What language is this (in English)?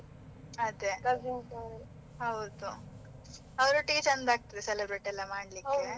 Kannada